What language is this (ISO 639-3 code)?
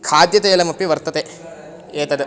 san